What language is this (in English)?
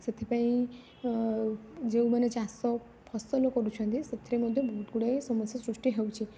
Odia